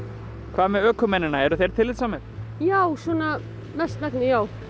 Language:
Icelandic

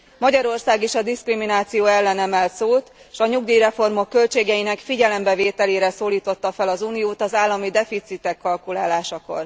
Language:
Hungarian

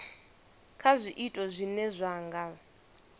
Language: Venda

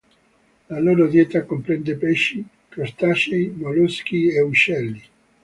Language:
Italian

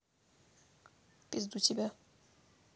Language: Russian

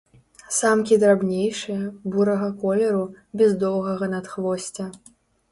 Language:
Belarusian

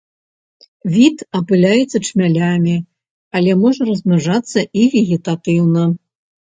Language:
Belarusian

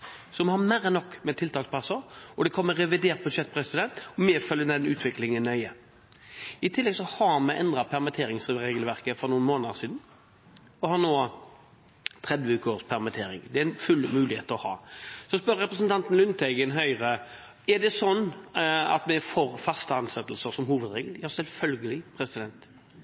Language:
Norwegian Bokmål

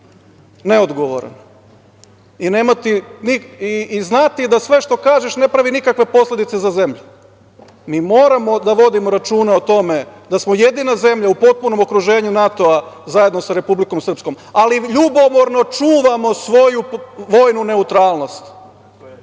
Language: Serbian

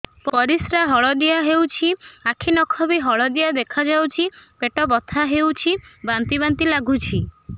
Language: Odia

